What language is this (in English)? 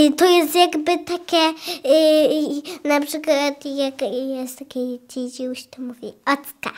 Polish